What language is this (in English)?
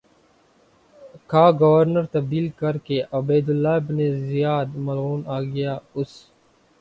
Urdu